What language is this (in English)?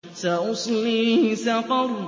Arabic